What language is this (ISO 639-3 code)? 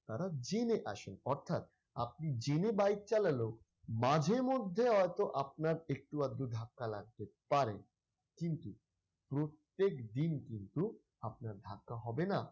ben